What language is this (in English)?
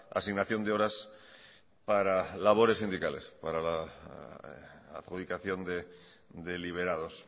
Spanish